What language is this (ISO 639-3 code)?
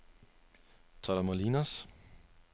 dan